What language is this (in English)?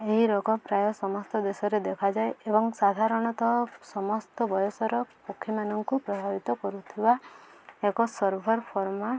Odia